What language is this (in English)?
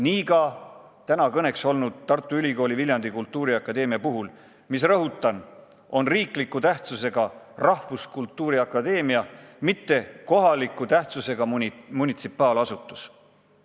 Estonian